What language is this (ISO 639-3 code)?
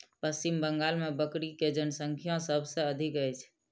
mai